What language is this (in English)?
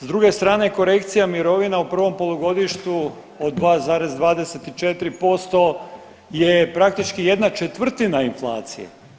Croatian